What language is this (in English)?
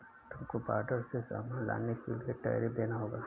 Hindi